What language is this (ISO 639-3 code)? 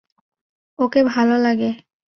ben